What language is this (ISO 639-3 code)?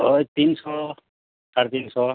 ben